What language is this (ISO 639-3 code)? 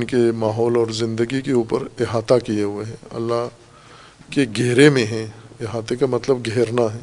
urd